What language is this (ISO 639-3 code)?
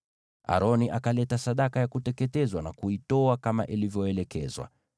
swa